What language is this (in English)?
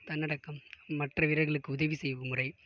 Tamil